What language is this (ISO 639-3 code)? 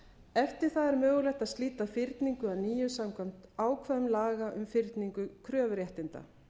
isl